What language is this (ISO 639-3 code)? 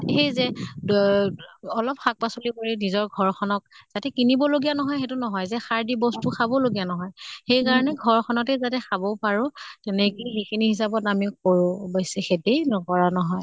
asm